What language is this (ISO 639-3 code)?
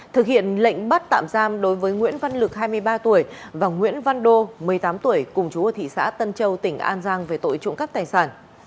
vie